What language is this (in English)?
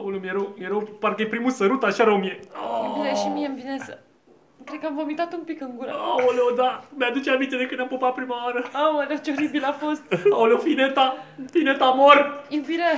Romanian